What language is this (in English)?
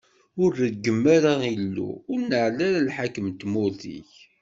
Kabyle